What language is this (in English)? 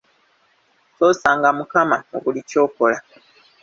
Ganda